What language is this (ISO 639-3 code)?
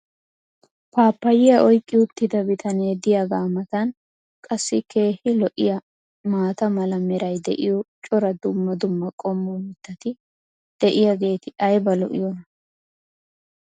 wal